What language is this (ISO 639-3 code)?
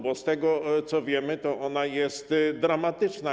pol